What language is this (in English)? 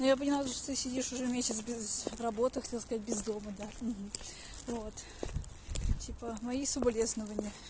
Russian